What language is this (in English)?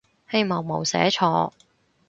Cantonese